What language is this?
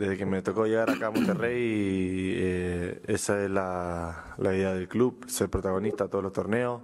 Spanish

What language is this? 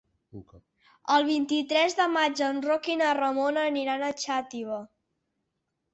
Catalan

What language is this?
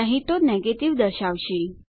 Gujarati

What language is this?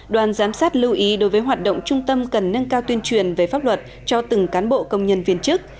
Vietnamese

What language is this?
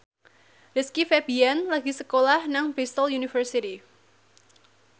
Javanese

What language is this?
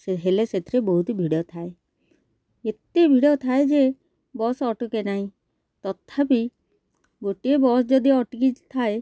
Odia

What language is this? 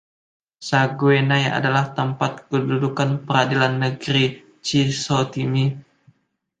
Indonesian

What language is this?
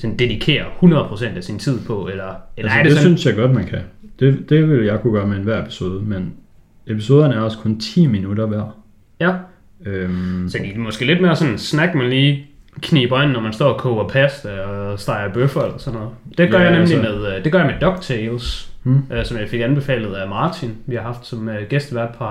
Danish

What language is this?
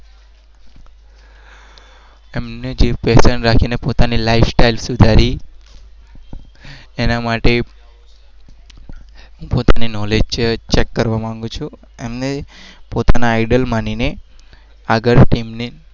Gujarati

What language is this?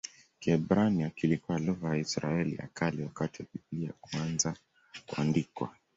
Swahili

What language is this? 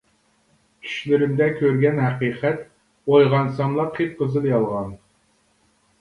Uyghur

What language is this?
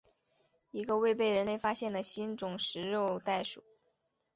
Chinese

